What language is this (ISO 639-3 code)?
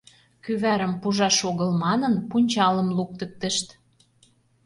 chm